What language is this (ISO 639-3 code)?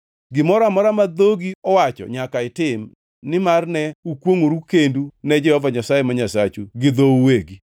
luo